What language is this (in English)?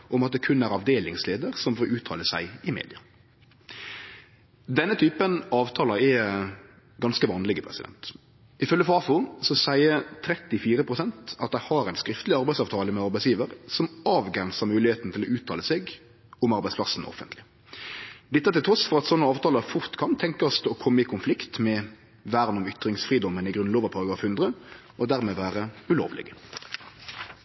Norwegian Nynorsk